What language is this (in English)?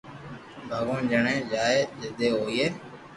Loarki